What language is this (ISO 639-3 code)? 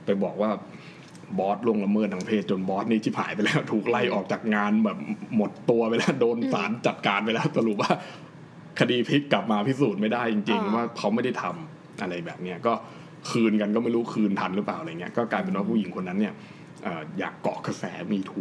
tha